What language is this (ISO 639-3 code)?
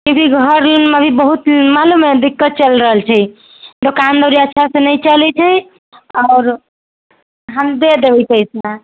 mai